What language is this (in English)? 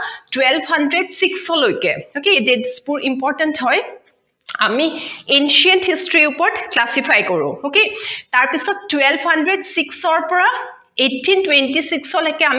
Assamese